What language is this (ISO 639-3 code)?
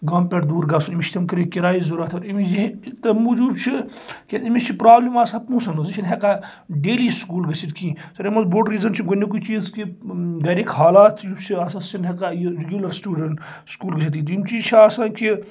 kas